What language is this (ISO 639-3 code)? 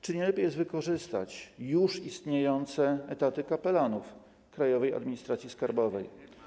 pol